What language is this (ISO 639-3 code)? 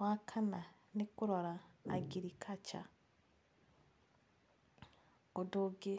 kik